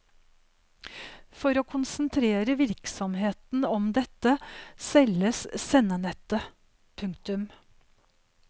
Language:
Norwegian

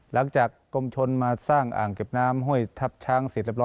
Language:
Thai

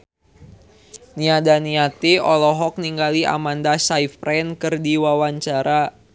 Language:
Sundanese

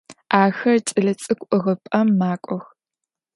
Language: Adyghe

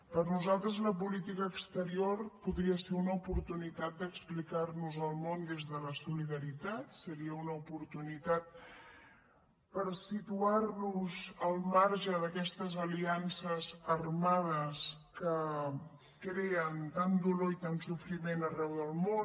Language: Catalan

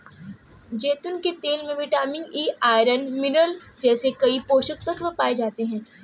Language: Hindi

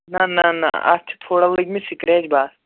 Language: Kashmiri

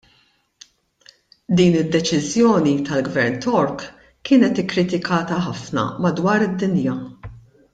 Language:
Maltese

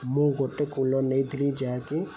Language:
Odia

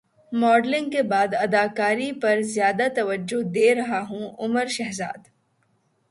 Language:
Urdu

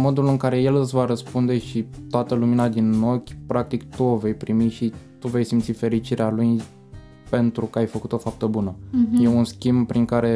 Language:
Romanian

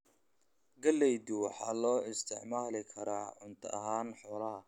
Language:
Somali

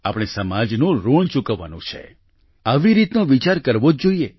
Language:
Gujarati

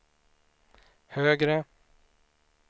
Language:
Swedish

